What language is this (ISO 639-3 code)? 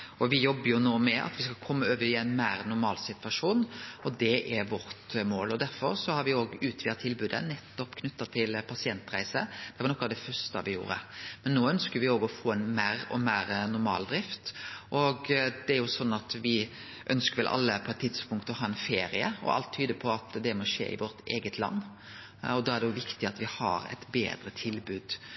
nno